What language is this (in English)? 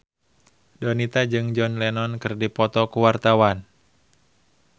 Sundanese